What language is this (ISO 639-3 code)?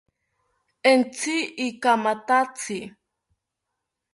cpy